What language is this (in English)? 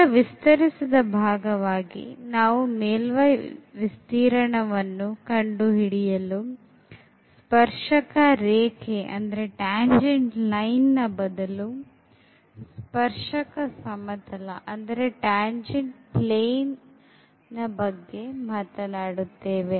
Kannada